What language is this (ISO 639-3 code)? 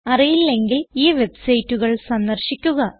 mal